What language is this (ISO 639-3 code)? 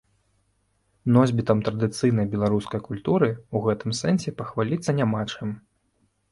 bel